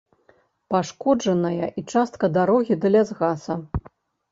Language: Belarusian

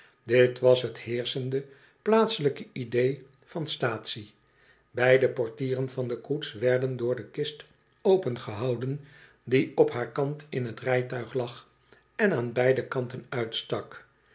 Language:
Dutch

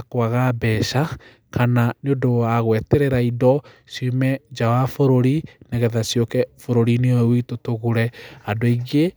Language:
Kikuyu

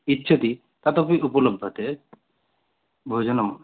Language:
Sanskrit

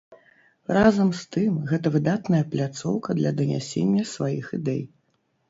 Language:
Belarusian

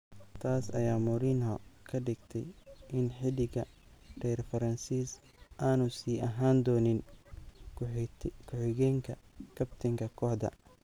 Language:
Somali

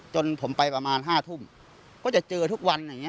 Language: Thai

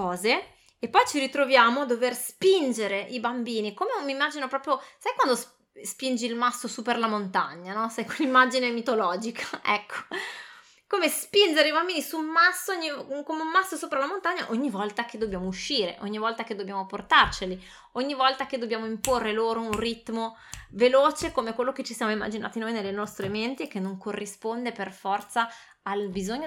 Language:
Italian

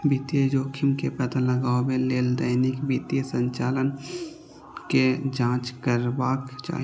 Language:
Maithili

